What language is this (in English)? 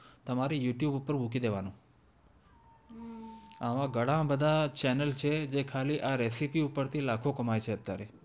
Gujarati